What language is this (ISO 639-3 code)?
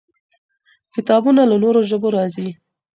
pus